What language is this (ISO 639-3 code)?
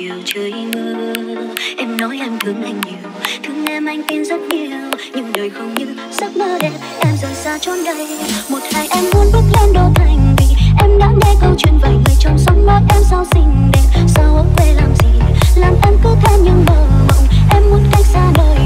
vie